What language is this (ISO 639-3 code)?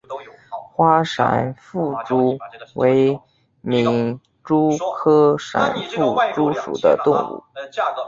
zho